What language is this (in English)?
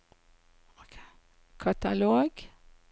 Norwegian